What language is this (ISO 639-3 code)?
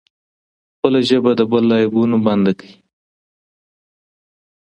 pus